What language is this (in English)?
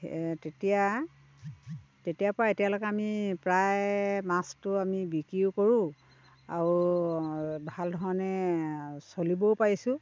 Assamese